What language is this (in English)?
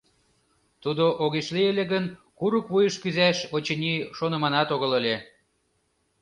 Mari